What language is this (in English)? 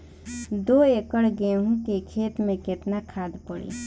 Bhojpuri